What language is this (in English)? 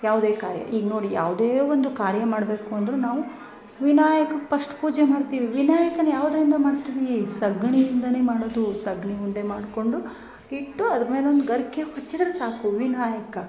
Kannada